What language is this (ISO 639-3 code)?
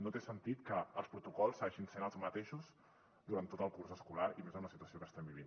cat